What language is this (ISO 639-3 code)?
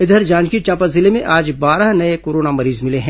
hin